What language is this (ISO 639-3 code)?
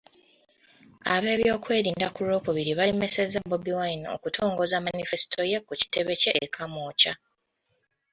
lug